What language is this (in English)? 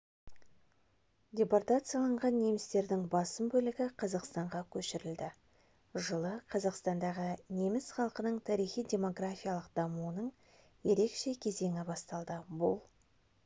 Kazakh